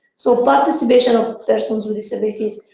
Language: English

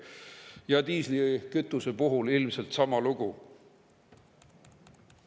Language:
Estonian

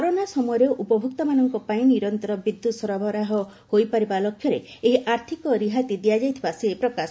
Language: Odia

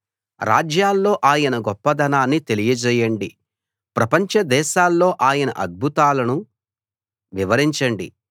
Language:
Telugu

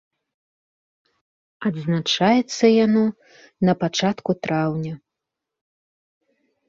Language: Belarusian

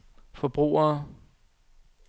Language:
Danish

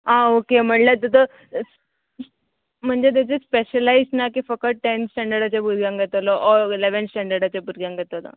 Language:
Konkani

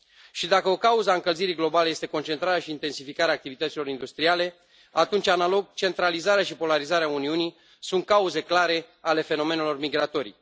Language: Romanian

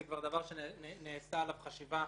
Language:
Hebrew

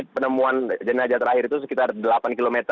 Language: Indonesian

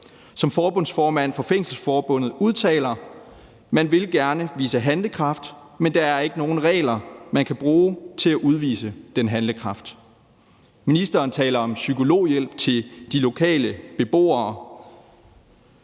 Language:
Danish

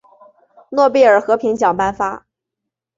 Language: Chinese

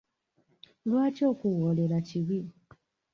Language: Ganda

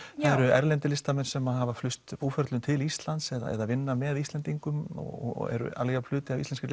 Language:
Icelandic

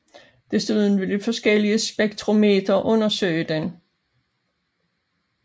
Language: Danish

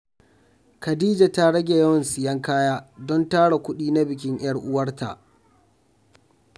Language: Hausa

